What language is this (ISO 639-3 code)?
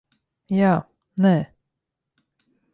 lav